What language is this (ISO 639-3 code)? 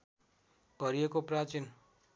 nep